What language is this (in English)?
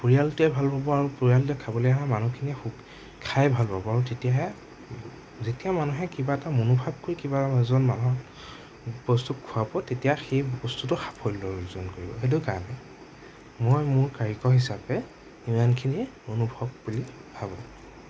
Assamese